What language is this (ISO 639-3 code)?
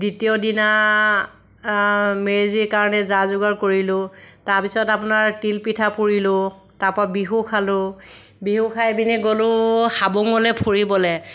asm